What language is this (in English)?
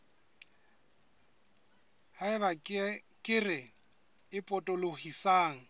Southern Sotho